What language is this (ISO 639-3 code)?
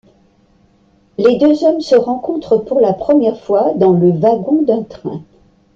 fra